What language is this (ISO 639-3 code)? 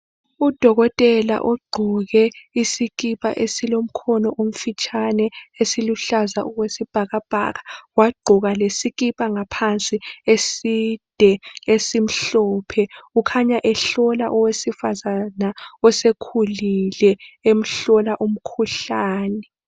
nde